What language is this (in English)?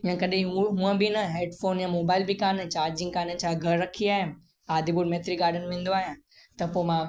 Sindhi